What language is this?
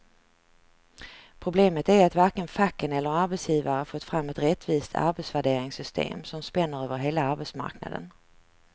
Swedish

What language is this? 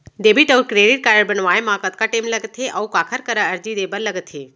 Chhattisgarhi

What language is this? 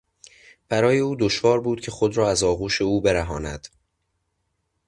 Persian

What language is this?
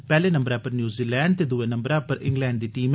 Dogri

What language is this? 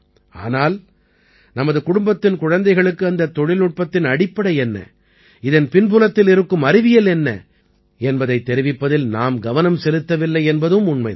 Tamil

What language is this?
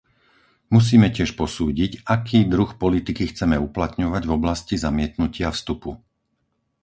Slovak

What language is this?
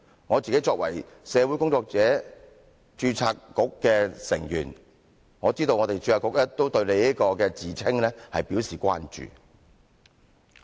Cantonese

